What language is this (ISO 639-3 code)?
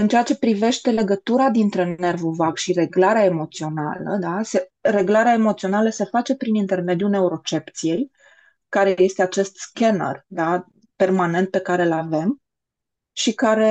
ron